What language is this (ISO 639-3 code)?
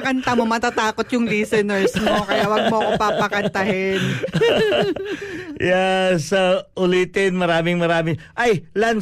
fil